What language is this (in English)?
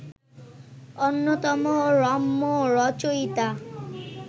Bangla